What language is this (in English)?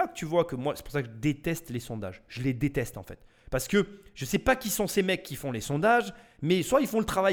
French